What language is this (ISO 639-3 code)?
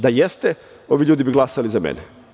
srp